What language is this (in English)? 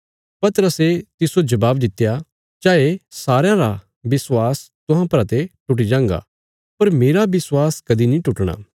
Bilaspuri